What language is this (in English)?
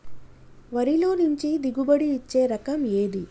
Telugu